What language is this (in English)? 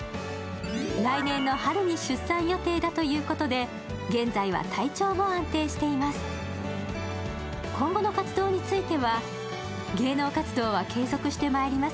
Japanese